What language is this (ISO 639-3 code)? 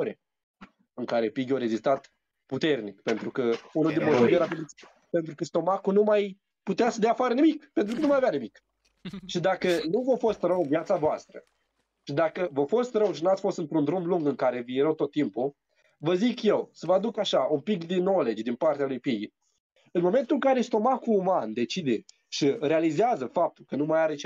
ron